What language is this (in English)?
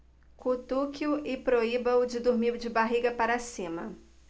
Portuguese